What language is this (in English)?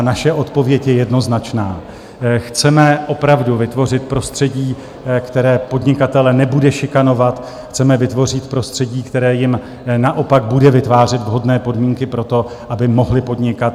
Czech